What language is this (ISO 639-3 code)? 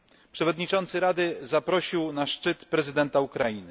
pol